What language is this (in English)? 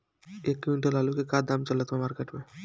Bhojpuri